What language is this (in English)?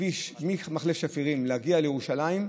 Hebrew